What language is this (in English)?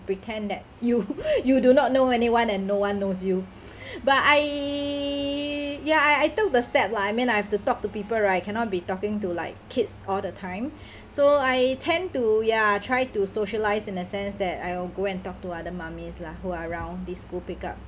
English